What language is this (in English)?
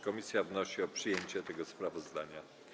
Polish